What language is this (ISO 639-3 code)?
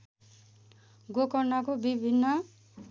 nep